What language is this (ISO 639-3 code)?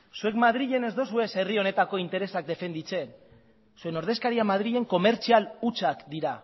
eus